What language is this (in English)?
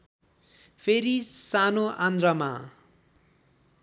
Nepali